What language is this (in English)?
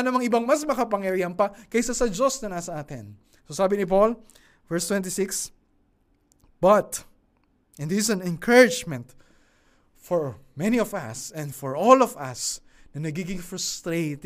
Filipino